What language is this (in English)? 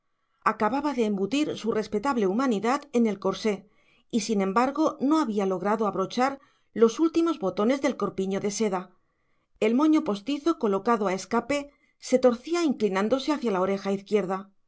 Spanish